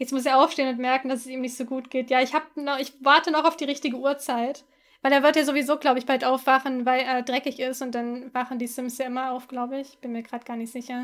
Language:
German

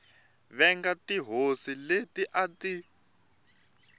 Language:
Tsonga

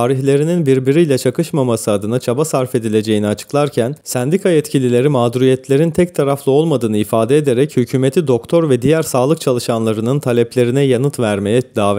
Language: Turkish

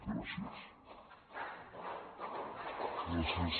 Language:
Catalan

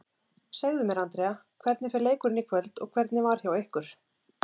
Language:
Icelandic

